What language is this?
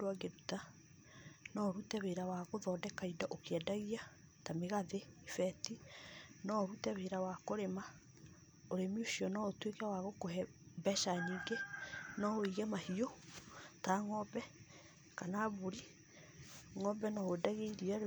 Kikuyu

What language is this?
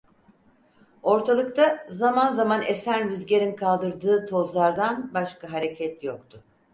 Turkish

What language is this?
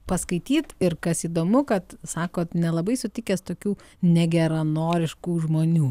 Lithuanian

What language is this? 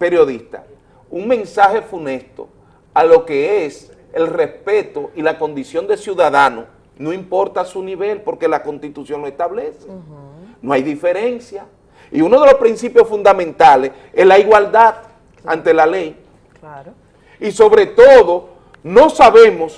Spanish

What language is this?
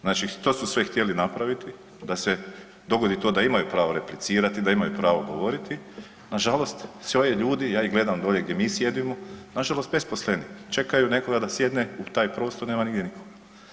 Croatian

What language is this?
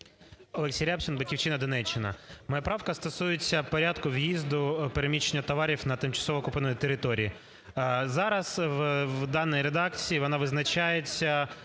Ukrainian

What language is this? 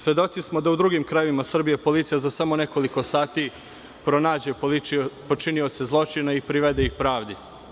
Serbian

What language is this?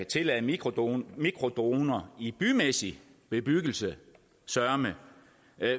Danish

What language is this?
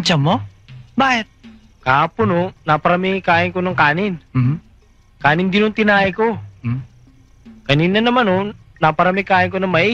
Filipino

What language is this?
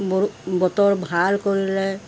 Assamese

